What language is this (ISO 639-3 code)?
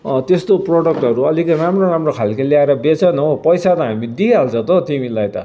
nep